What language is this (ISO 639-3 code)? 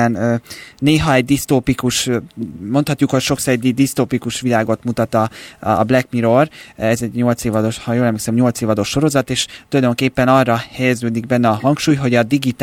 hun